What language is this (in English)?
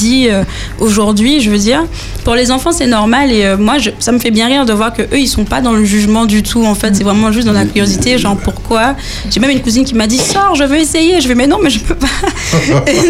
French